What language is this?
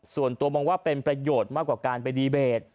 Thai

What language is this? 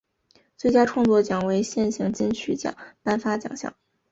Chinese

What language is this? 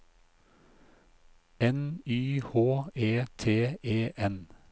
Norwegian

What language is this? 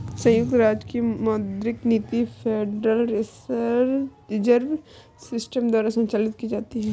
Hindi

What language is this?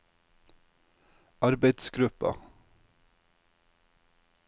Norwegian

